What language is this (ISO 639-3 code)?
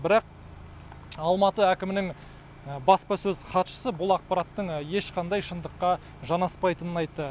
kaz